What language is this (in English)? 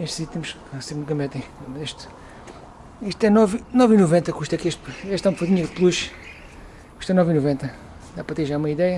Portuguese